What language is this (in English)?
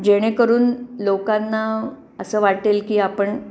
Marathi